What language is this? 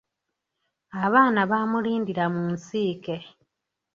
Ganda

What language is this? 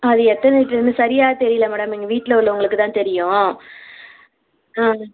Tamil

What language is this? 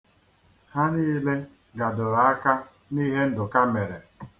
Igbo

